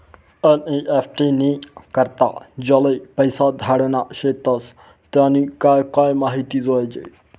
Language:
Marathi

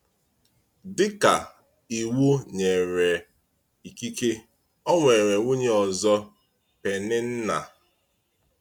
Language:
Igbo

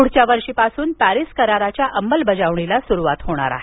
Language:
Marathi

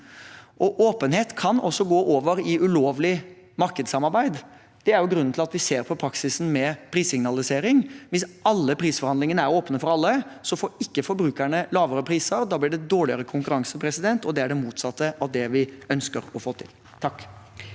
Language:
Norwegian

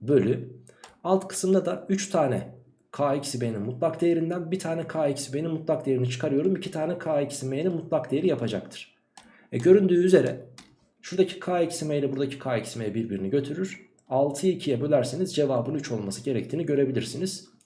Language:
Turkish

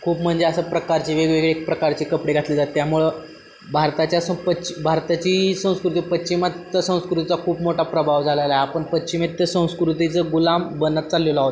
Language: Marathi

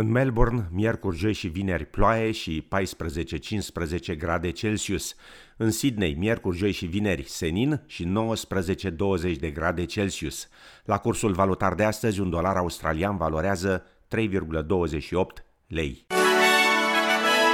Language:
Romanian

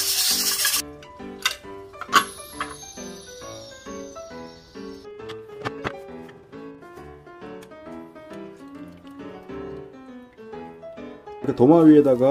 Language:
Korean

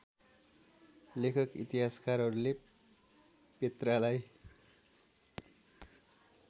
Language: Nepali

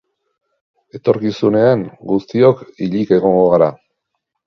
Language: Basque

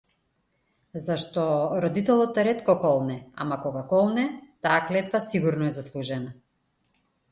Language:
Macedonian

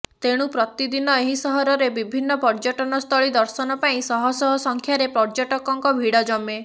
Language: Odia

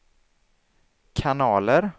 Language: Swedish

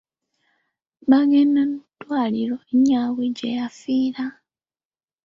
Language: Ganda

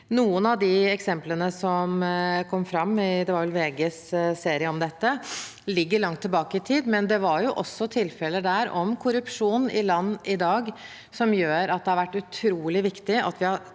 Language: Norwegian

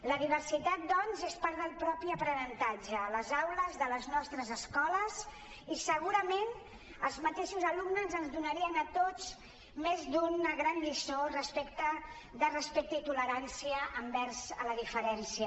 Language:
Catalan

